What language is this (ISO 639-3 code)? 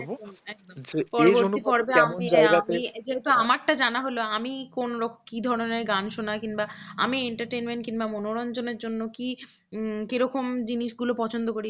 ben